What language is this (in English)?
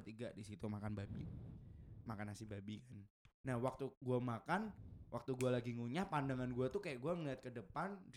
Indonesian